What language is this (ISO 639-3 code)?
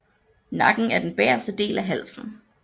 dan